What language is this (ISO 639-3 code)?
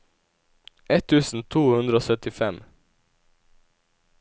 nor